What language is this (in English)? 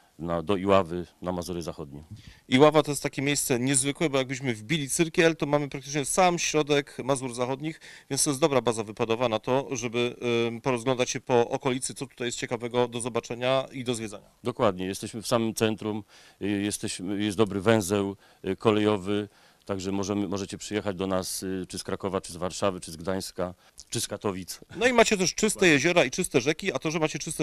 Polish